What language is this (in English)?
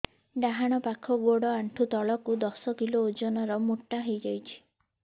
Odia